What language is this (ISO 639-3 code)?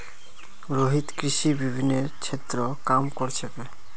mag